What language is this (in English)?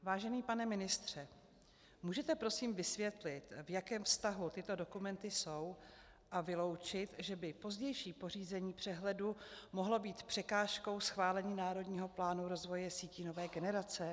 Czech